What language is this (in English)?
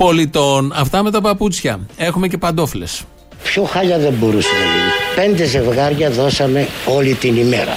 Greek